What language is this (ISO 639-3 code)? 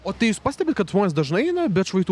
lit